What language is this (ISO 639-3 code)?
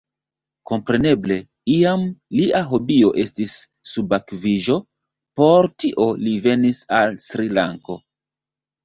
epo